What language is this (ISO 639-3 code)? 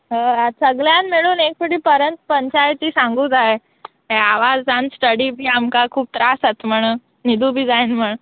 kok